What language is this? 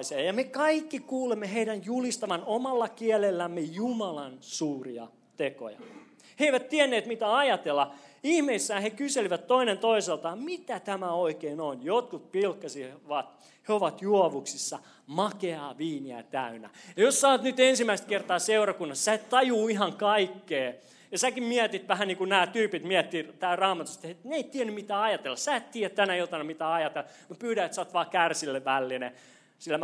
Finnish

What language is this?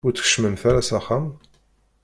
Kabyle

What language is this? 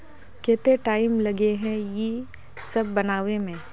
Magahi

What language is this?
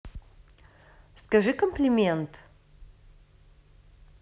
Russian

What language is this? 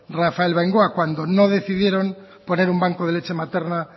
Spanish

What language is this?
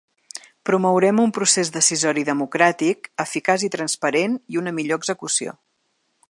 Catalan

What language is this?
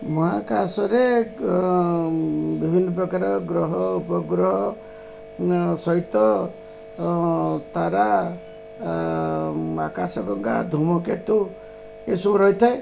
Odia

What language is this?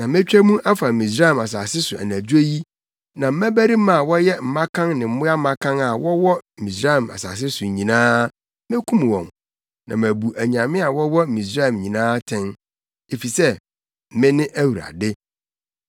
Akan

